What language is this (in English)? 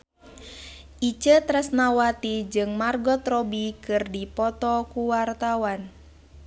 Sundanese